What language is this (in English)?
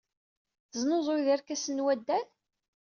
Kabyle